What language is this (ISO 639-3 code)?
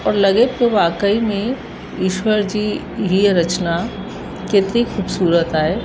snd